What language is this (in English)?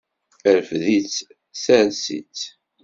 Kabyle